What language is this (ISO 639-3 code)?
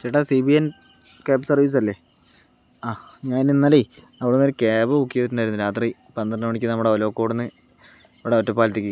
mal